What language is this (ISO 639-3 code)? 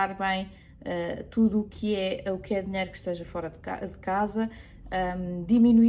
por